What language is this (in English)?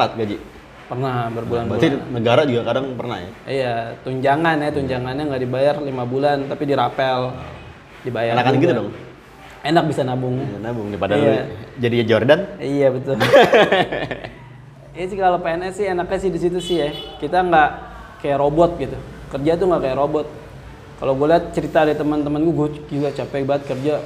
Indonesian